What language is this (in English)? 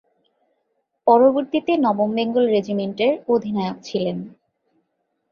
Bangla